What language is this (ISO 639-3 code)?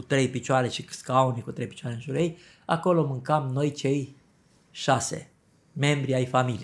ron